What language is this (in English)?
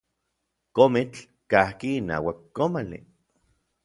Orizaba Nahuatl